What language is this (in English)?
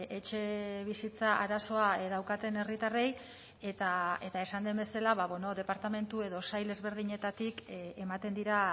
Basque